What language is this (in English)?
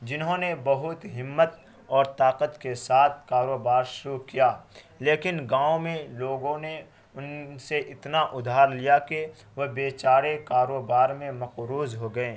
Urdu